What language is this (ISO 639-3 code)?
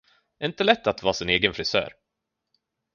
swe